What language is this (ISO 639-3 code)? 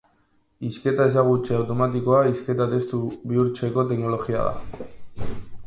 eus